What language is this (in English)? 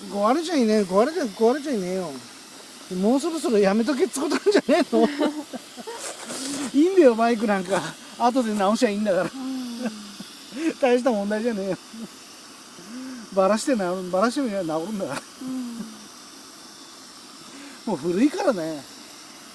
Japanese